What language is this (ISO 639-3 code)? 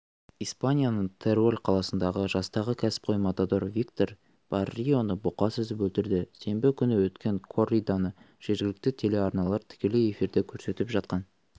kaz